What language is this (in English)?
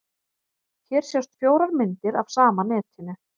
Icelandic